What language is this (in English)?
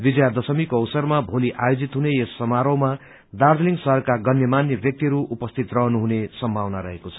Nepali